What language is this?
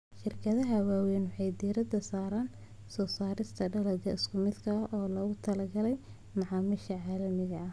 Somali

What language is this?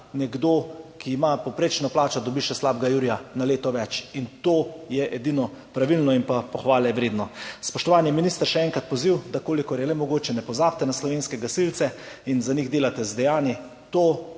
Slovenian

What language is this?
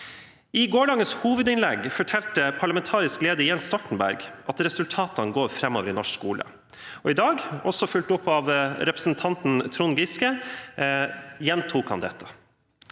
Norwegian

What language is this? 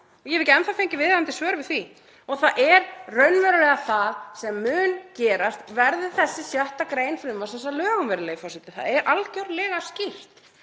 Icelandic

